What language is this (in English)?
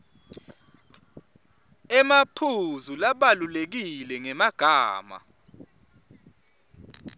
Swati